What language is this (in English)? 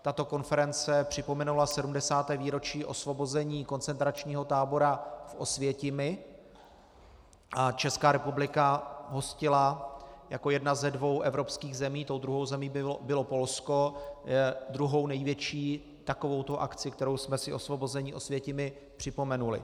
Czech